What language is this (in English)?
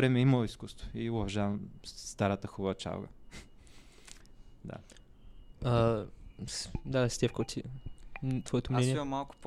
Bulgarian